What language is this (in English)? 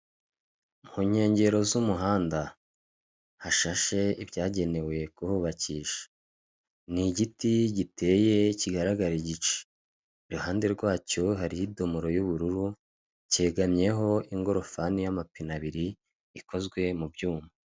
Kinyarwanda